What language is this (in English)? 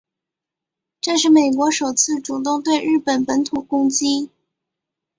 Chinese